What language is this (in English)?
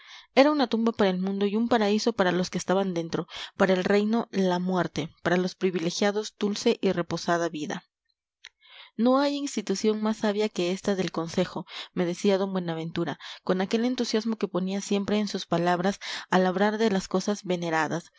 Spanish